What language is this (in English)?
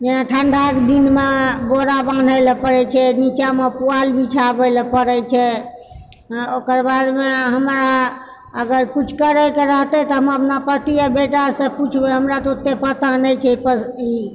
Maithili